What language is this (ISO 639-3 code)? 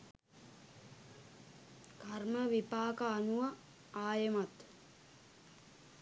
sin